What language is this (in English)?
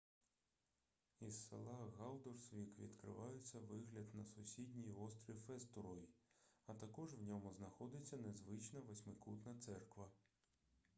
Ukrainian